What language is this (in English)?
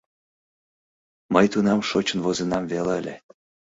Mari